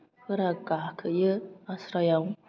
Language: Bodo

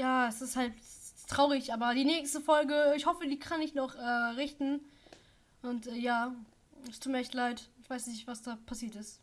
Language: German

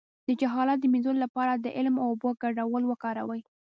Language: Pashto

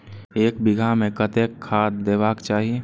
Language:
Maithili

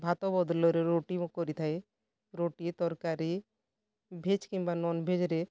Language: Odia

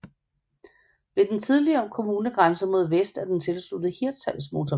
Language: Danish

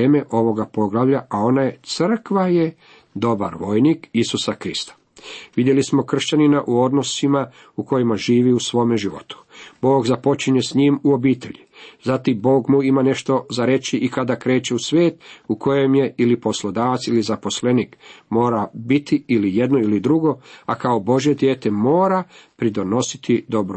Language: Croatian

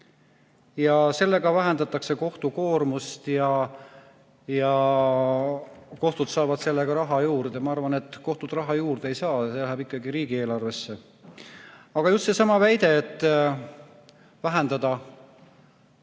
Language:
Estonian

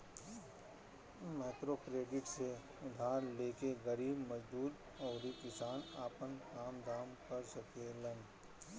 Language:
Bhojpuri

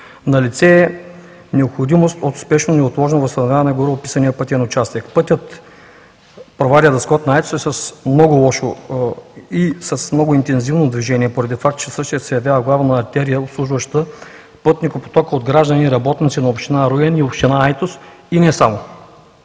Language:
Bulgarian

